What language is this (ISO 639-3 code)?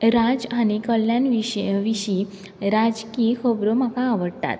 kok